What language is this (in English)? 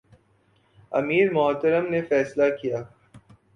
Urdu